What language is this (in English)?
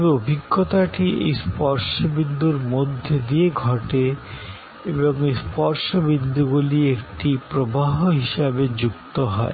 Bangla